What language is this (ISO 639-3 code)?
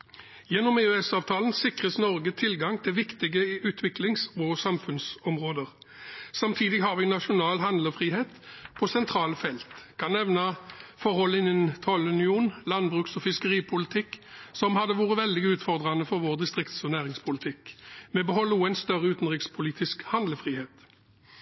nob